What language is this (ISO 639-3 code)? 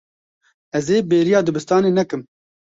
kur